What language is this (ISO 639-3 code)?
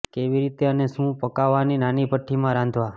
guj